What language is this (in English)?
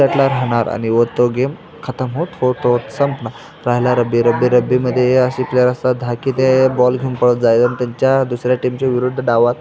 Marathi